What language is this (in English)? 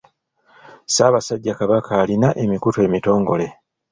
Ganda